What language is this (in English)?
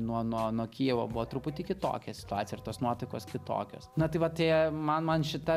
Lithuanian